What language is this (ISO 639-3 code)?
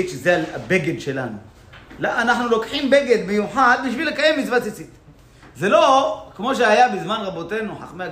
heb